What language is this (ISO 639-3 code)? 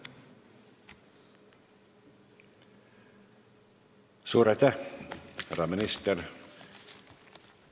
est